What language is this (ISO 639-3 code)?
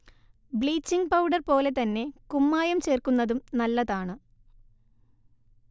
mal